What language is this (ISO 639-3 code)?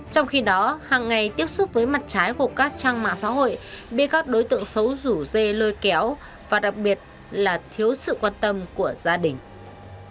vie